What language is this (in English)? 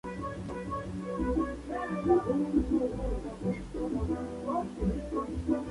Spanish